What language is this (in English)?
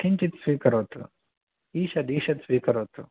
Sanskrit